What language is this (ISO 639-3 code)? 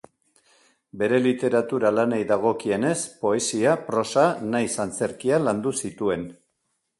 eus